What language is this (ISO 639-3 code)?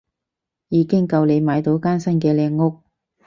yue